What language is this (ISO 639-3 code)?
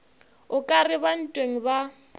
nso